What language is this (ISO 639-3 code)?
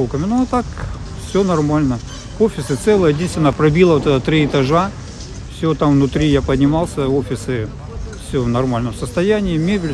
ukr